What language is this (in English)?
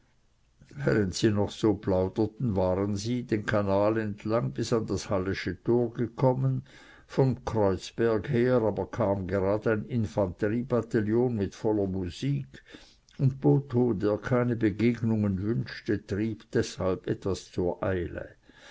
German